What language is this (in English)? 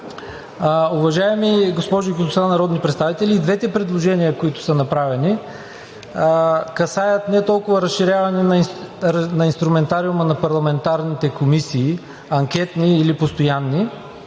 Bulgarian